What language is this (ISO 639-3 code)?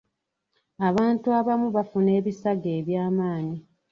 lug